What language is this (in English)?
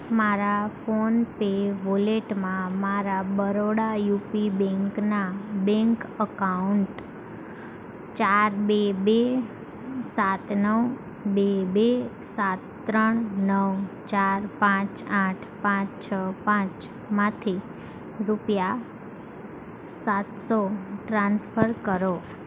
Gujarati